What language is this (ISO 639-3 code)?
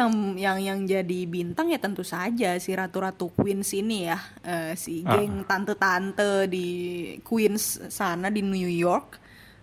ind